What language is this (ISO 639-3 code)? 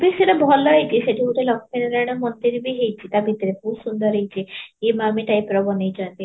ori